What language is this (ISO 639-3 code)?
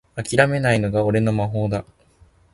jpn